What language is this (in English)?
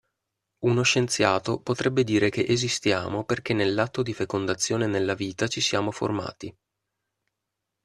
Italian